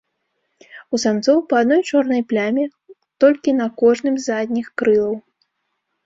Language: Belarusian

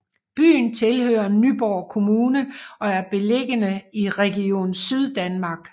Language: Danish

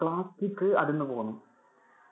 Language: Malayalam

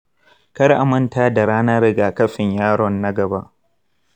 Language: Hausa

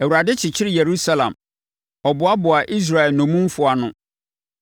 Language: Akan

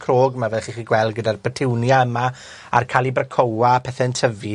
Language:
Welsh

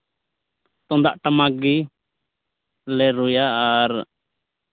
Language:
Santali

